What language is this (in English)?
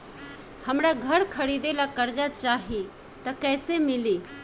Bhojpuri